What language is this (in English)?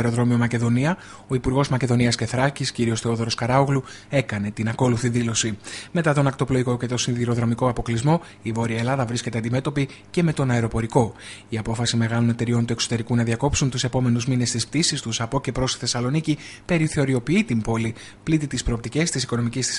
Greek